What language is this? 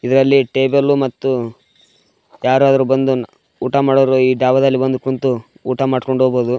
Kannada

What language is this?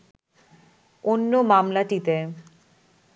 Bangla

